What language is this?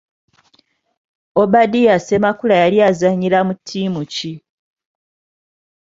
Ganda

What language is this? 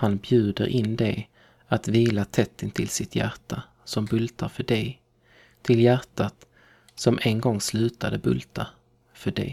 Swedish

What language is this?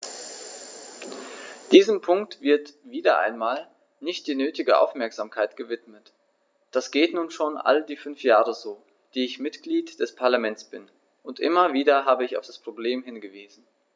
German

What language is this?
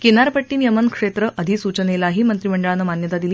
Marathi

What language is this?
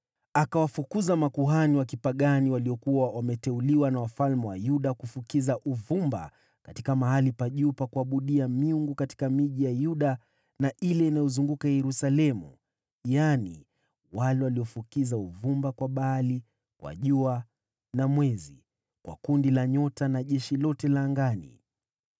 Swahili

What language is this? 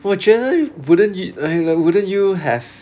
English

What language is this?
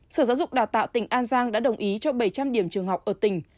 Vietnamese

